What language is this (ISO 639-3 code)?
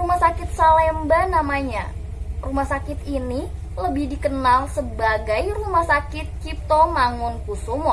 ind